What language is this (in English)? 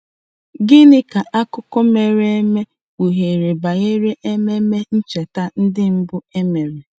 Igbo